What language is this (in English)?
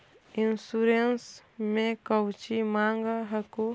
Magahi